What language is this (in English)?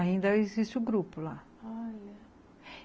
Portuguese